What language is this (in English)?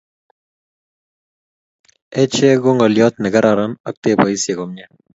Kalenjin